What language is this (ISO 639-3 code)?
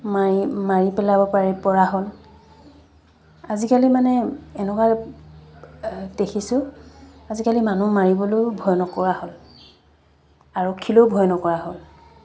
asm